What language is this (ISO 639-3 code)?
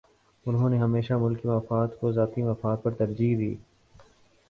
urd